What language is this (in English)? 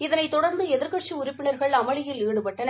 Tamil